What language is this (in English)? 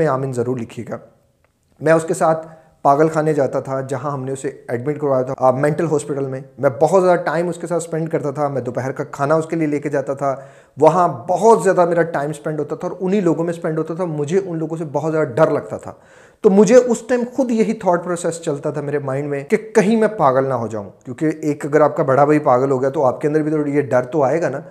Urdu